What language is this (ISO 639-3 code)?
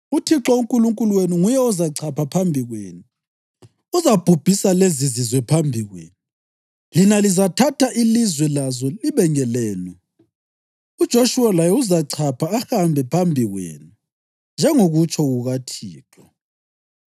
nde